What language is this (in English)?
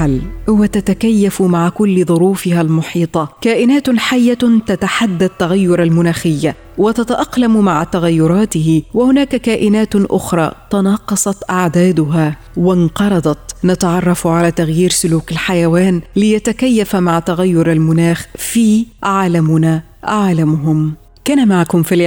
Arabic